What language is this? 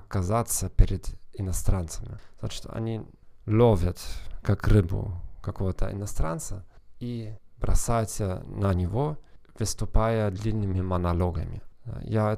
Russian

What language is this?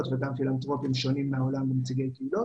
Hebrew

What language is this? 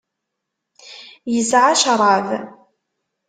Kabyle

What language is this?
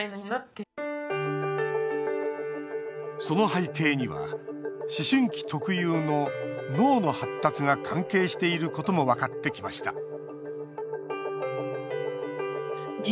Japanese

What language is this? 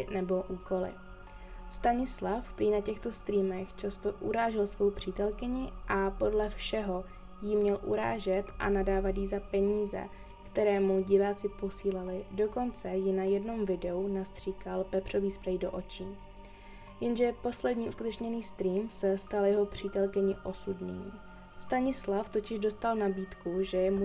Czech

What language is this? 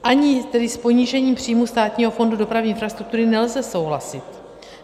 Czech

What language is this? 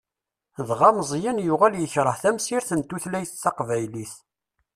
Kabyle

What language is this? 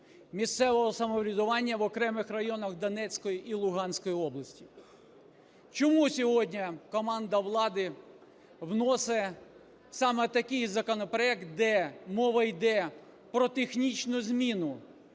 Ukrainian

